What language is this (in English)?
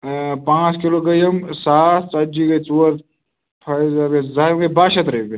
Kashmiri